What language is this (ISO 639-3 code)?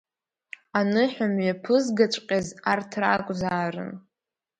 abk